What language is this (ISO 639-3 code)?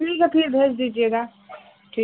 hin